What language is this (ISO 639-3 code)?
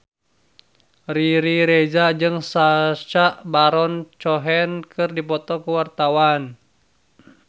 sun